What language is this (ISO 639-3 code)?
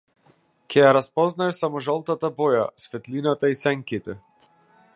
mkd